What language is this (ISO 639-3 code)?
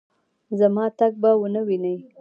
pus